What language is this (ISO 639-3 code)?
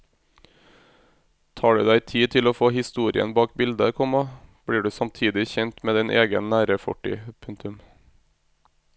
nor